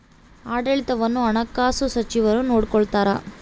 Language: Kannada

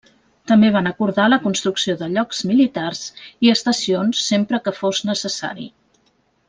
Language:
Catalan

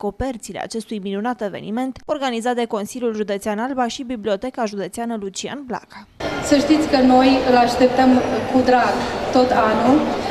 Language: Romanian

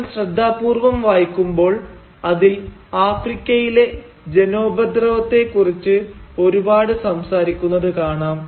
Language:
Malayalam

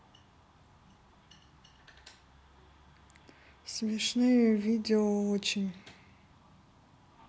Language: Russian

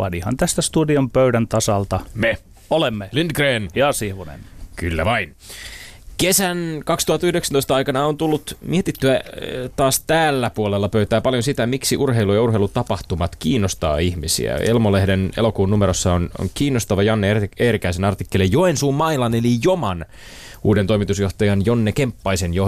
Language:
Finnish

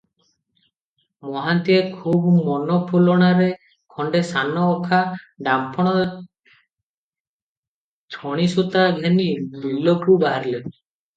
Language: Odia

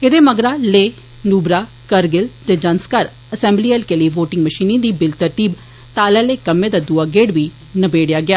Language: Dogri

